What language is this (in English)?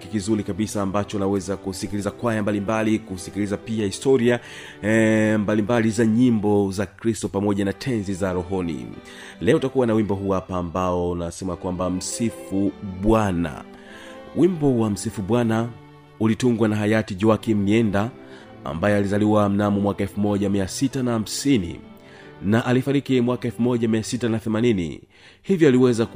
Swahili